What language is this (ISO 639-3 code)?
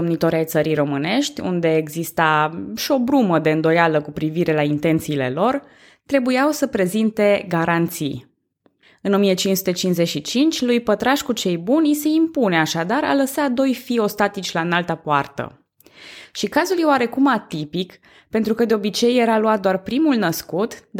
ron